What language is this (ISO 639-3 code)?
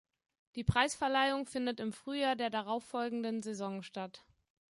deu